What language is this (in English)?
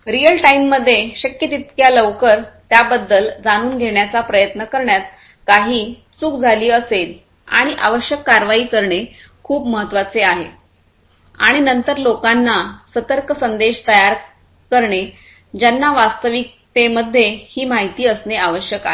Marathi